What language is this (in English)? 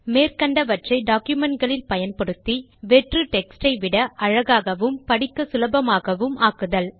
Tamil